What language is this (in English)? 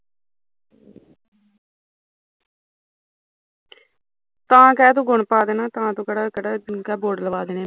Punjabi